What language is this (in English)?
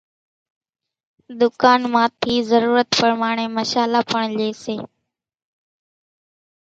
Kachi Koli